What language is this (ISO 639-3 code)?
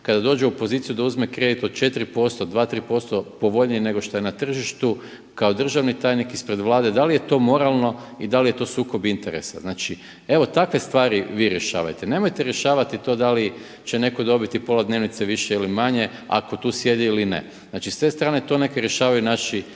hrv